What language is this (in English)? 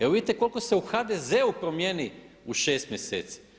Croatian